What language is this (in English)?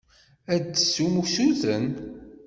Kabyle